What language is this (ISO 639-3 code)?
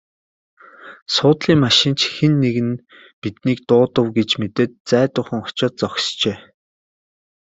mon